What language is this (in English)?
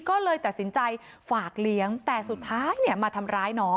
Thai